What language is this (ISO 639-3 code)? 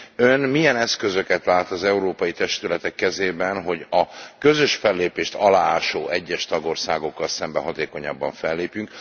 hun